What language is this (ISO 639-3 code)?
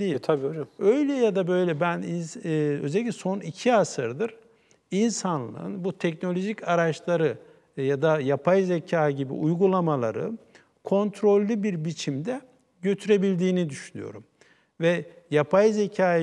tur